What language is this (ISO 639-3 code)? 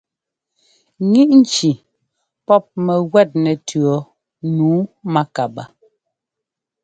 jgo